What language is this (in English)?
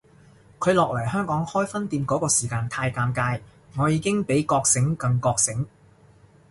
Cantonese